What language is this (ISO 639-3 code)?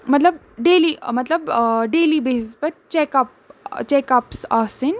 kas